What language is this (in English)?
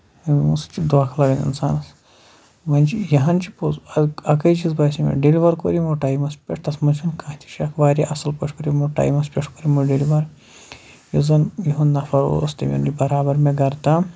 Kashmiri